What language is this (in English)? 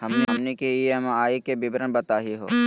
Magahi